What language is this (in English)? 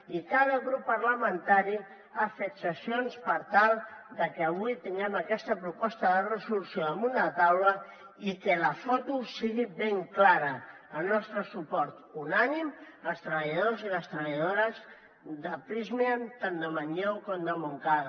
Catalan